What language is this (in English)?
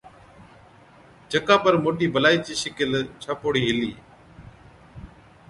Od